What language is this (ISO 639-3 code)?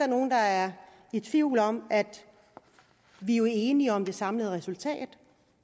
dan